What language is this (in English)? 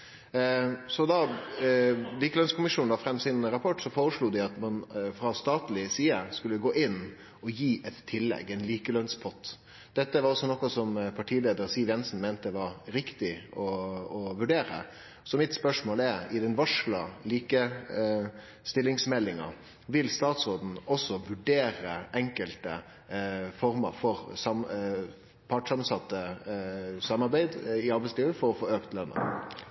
Norwegian Nynorsk